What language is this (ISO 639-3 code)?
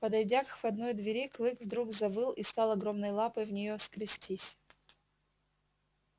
rus